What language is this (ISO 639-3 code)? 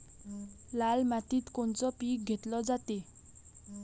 mar